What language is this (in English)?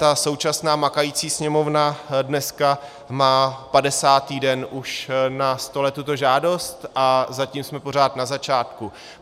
Czech